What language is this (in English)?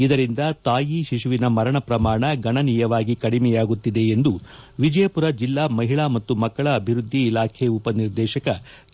Kannada